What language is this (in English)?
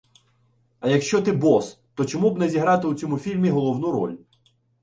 Ukrainian